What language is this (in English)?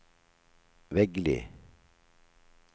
Norwegian